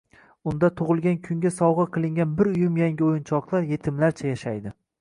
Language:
Uzbek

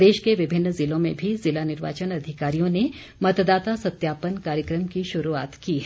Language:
Hindi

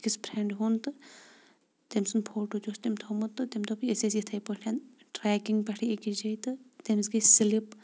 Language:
Kashmiri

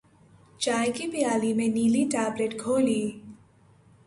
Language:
Urdu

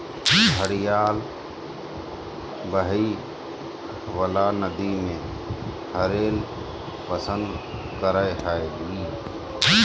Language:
Magahi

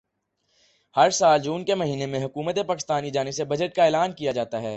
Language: Urdu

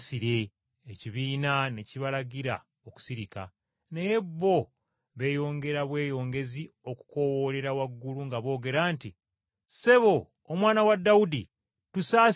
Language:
Ganda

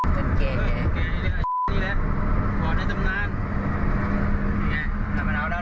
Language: Thai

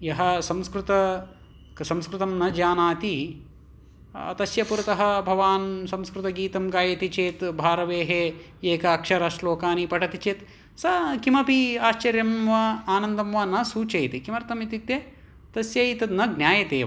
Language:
Sanskrit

